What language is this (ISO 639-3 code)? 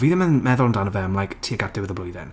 cym